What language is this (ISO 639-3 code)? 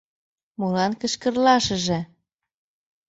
chm